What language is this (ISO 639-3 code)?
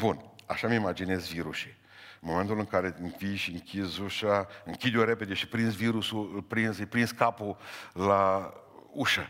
ron